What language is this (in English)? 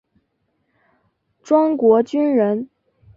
Chinese